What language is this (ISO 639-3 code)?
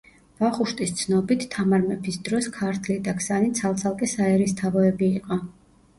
kat